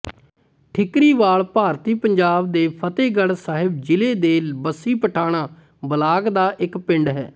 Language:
Punjabi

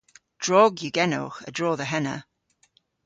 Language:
Cornish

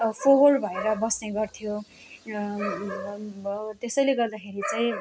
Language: Nepali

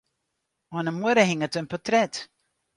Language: Western Frisian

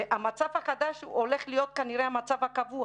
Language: Hebrew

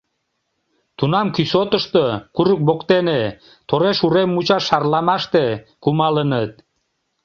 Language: Mari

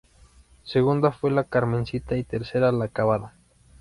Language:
Spanish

